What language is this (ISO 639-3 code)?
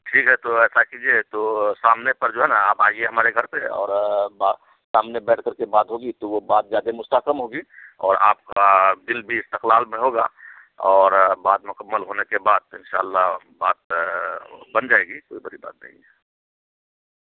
urd